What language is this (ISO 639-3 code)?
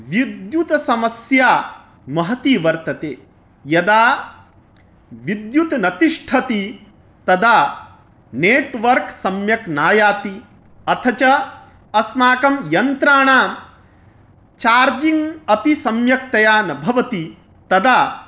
san